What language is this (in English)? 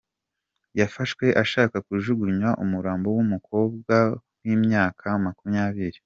Kinyarwanda